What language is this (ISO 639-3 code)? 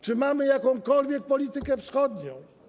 pol